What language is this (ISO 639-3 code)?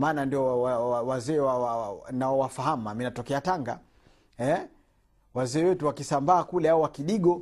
swa